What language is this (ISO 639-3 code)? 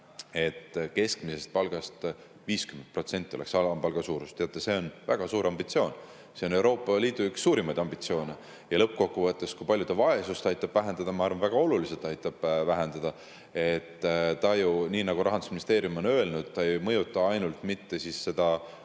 est